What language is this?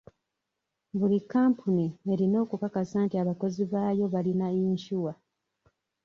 Ganda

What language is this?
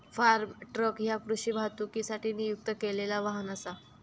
Marathi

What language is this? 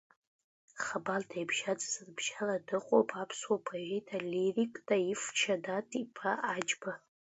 Abkhazian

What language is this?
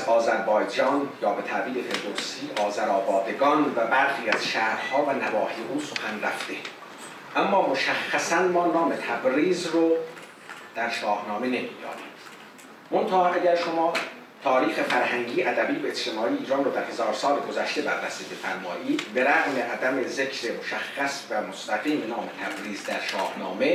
Persian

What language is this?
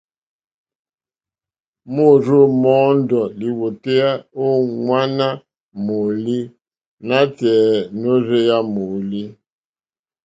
Mokpwe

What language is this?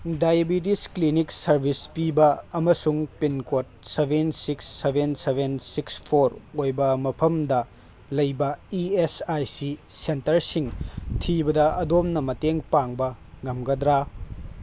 Manipuri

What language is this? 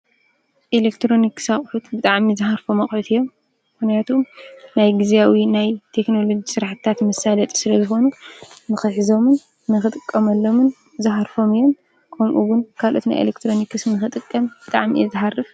Tigrinya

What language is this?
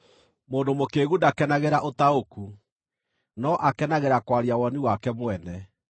Kikuyu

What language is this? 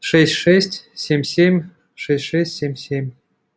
Russian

